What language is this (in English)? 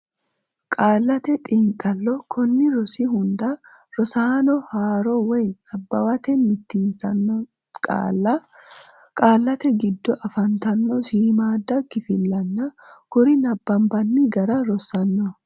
Sidamo